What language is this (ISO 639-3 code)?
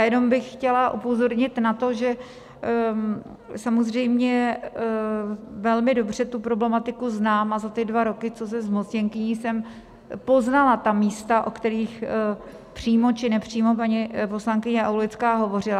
ces